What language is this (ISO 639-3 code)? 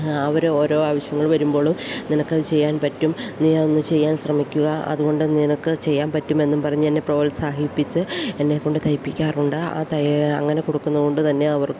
mal